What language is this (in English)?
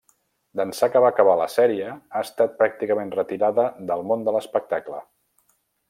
Catalan